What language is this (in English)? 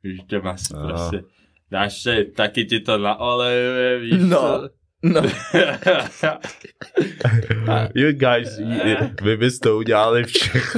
Czech